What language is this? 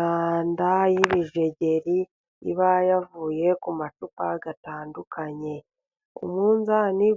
Kinyarwanda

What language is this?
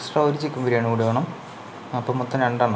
Malayalam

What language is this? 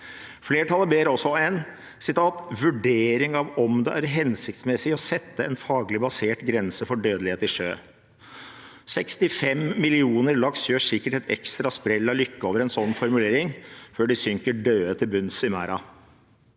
Norwegian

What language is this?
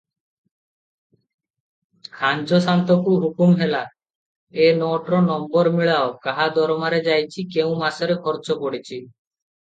Odia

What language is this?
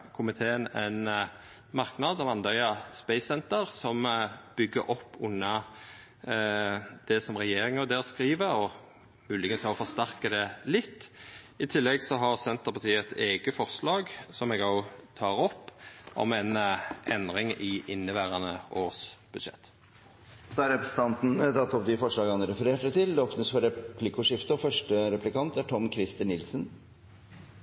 Norwegian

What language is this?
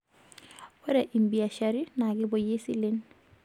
Masai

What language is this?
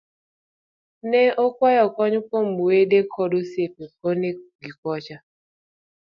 Luo (Kenya and Tanzania)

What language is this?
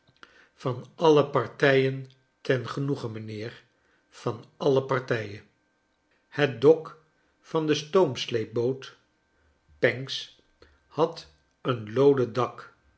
Dutch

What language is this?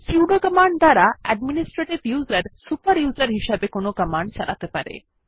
Bangla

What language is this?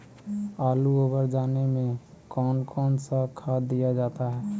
Magahi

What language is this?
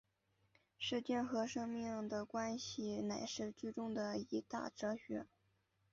Chinese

